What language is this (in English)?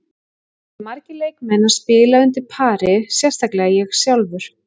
Icelandic